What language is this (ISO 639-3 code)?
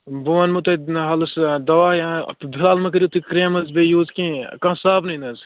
kas